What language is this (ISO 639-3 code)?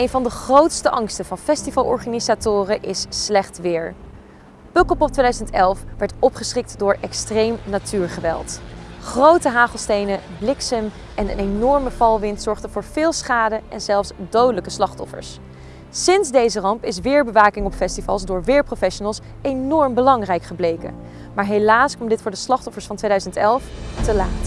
nld